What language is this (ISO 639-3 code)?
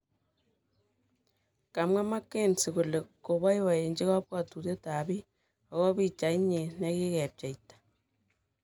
kln